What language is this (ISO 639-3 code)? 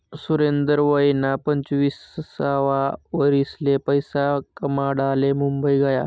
mar